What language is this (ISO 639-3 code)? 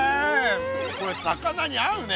jpn